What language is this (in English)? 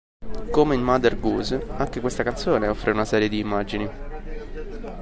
Italian